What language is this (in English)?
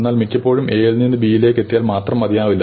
Malayalam